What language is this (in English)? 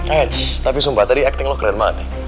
Indonesian